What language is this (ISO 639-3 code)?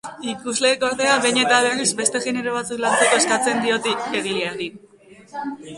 eus